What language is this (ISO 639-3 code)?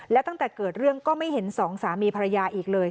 tha